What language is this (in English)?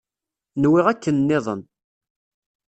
Kabyle